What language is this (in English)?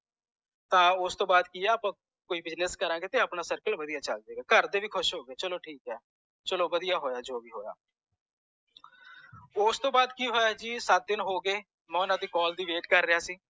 Punjabi